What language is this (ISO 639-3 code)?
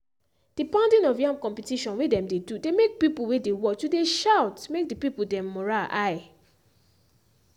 pcm